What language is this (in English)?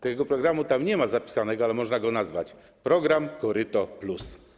Polish